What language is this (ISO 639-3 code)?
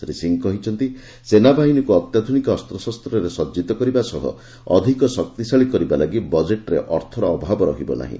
ori